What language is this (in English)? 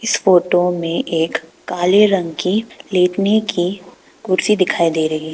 Hindi